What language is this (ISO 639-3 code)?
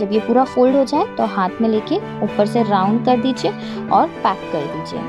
hin